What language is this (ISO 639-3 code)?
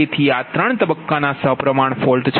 guj